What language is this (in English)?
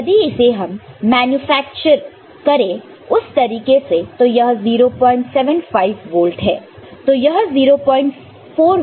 Hindi